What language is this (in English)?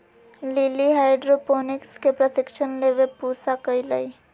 Magahi